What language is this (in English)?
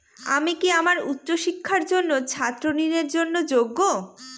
Bangla